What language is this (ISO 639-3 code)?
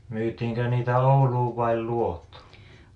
fin